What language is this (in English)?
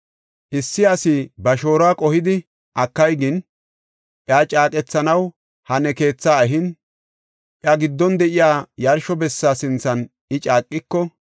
Gofa